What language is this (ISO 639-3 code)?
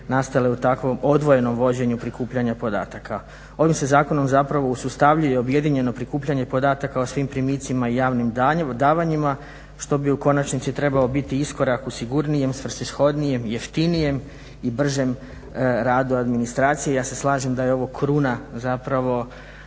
hrv